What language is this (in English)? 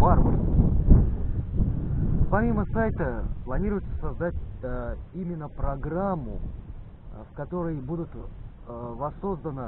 Russian